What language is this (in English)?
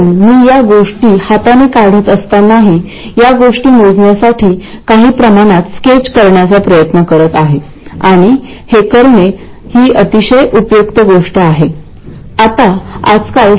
Marathi